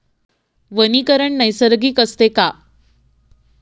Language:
Marathi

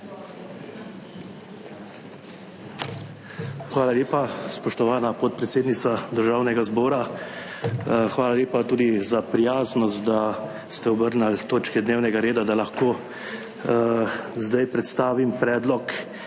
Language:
Slovenian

